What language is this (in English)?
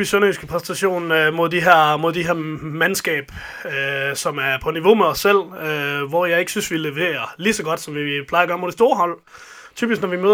Danish